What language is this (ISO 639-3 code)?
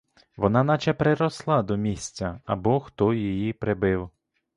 ukr